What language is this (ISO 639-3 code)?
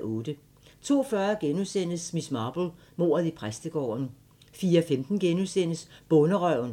dan